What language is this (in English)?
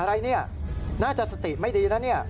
Thai